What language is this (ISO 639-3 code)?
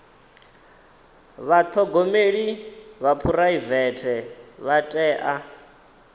ven